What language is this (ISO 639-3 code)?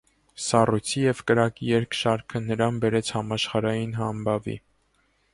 hye